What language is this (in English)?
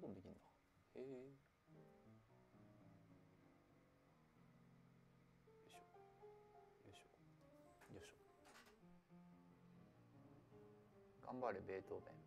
Japanese